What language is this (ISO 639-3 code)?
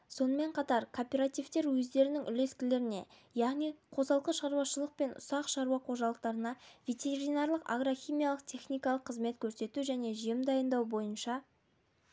kaz